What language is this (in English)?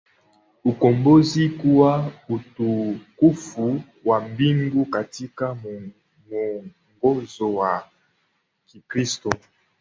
Swahili